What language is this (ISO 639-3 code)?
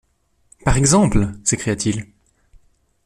fra